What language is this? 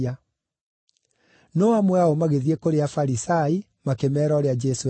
Kikuyu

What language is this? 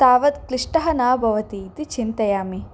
Sanskrit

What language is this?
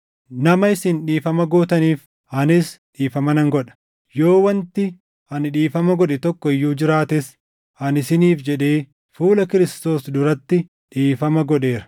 Oromo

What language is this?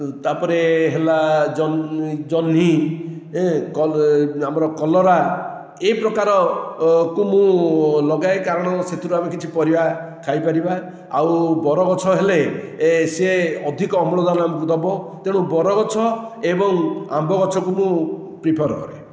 Odia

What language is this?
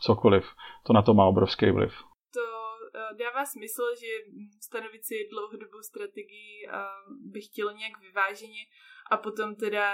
Czech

